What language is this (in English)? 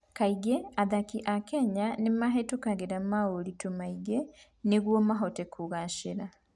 Kikuyu